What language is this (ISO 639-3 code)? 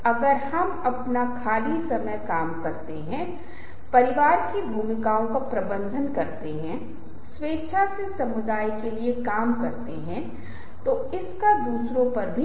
hin